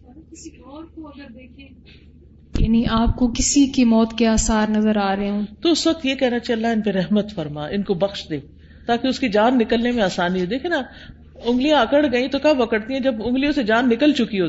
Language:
Urdu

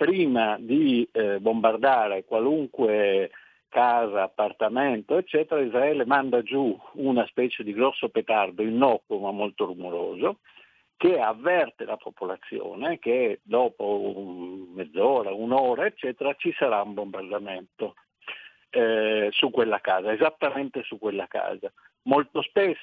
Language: Italian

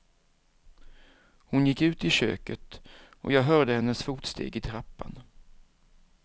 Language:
Swedish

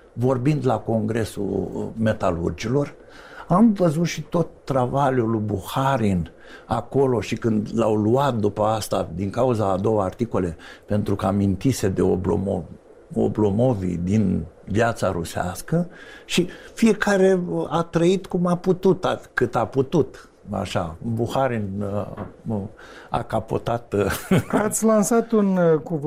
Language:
Romanian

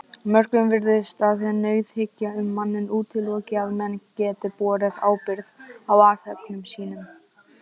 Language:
Icelandic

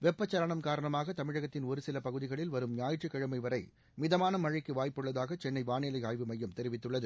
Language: Tamil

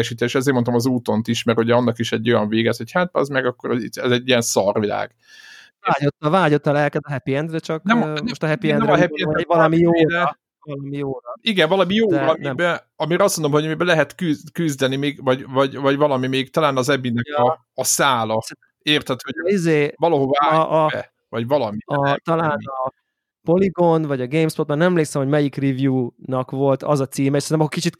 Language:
Hungarian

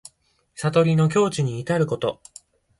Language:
Japanese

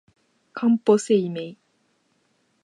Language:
Japanese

